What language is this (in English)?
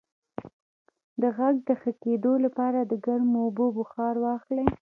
Pashto